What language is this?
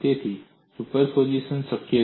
Gujarati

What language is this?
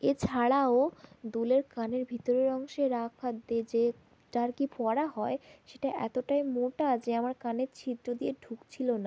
Bangla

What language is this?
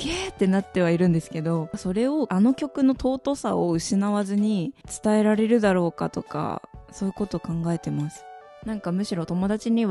Japanese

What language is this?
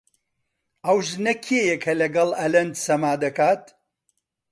Central Kurdish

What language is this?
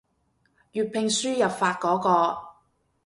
Cantonese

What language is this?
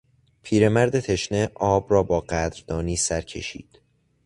Persian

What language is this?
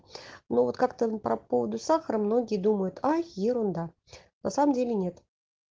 Russian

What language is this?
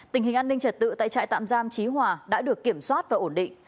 Vietnamese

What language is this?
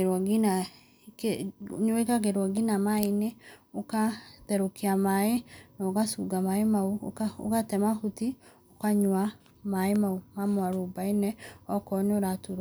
Kikuyu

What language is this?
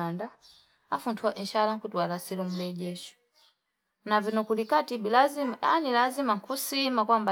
Fipa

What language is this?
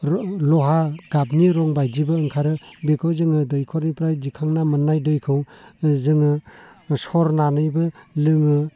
Bodo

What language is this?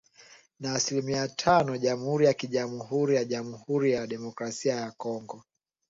Swahili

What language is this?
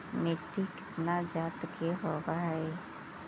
Magahi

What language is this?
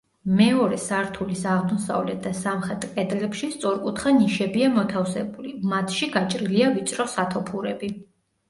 Georgian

